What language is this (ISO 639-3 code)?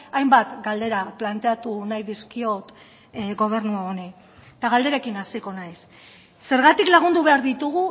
eus